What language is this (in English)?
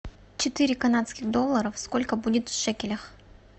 Russian